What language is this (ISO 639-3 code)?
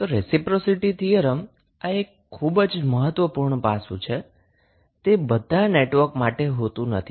guj